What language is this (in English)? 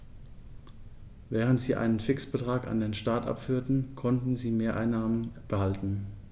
German